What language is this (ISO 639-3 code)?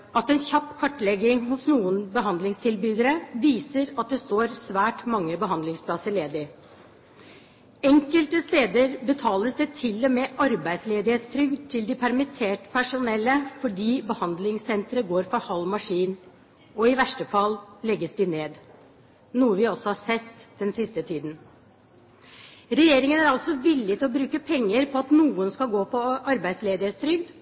nob